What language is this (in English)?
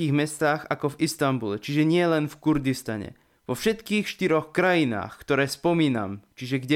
Slovak